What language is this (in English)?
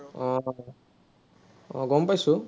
Assamese